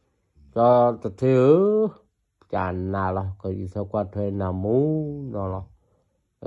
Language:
Vietnamese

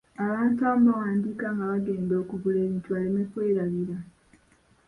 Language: Ganda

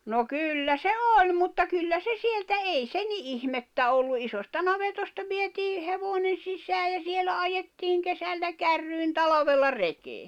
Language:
Finnish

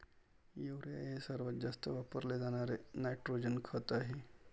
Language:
Marathi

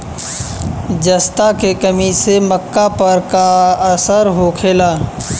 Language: Bhojpuri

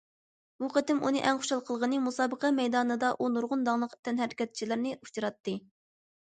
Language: Uyghur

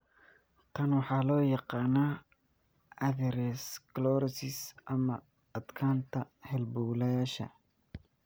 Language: Somali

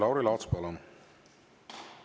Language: Estonian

